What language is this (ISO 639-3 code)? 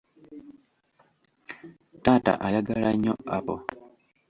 lug